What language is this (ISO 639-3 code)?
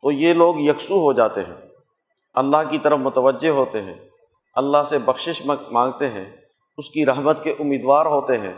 urd